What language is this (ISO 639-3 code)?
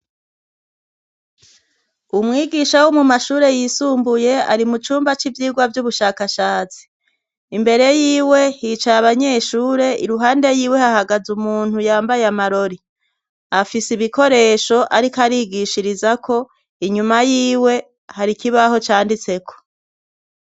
run